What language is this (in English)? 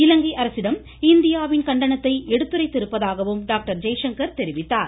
Tamil